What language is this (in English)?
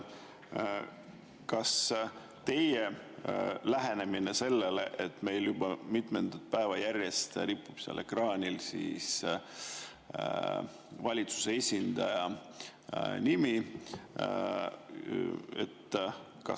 Estonian